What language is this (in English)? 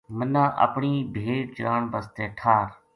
Gujari